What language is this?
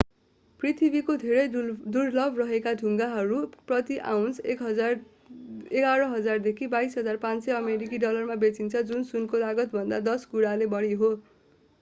Nepali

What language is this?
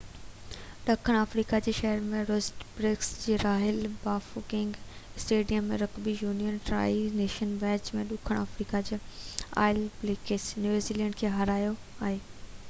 Sindhi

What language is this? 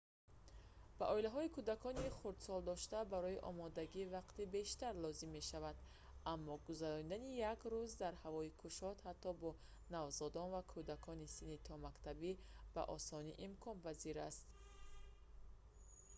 Tajik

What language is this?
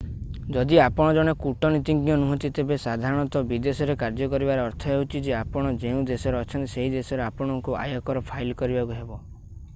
Odia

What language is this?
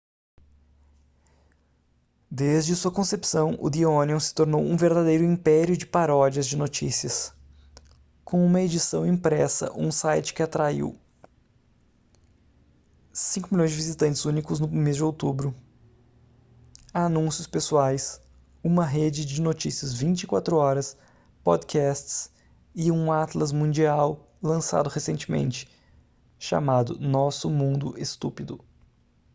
Portuguese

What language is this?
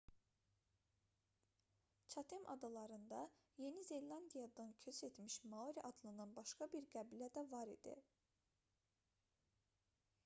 Azerbaijani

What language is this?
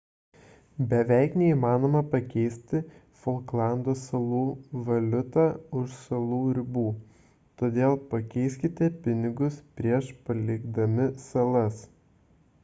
Lithuanian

